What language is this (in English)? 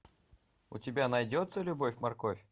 Russian